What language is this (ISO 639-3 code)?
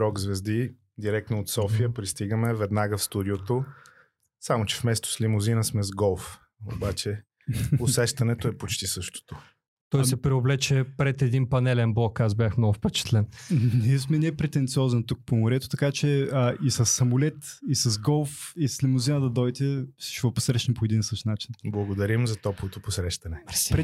bul